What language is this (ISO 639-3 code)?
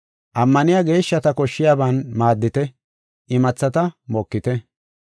gof